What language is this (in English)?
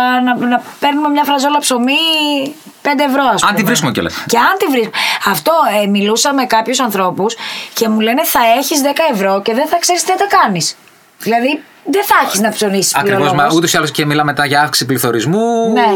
Greek